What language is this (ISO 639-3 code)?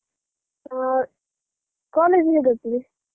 kan